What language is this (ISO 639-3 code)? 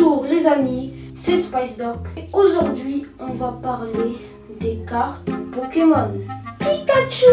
fra